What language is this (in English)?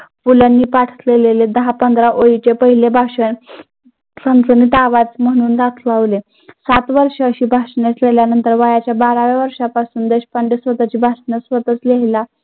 Marathi